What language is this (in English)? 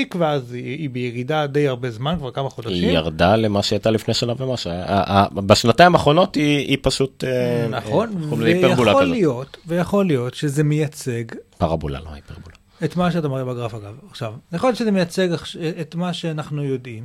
Hebrew